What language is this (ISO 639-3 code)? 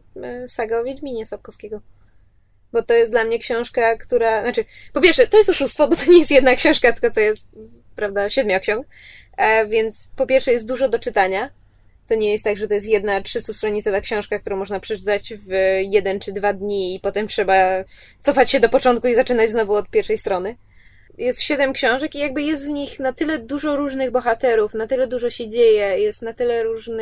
pol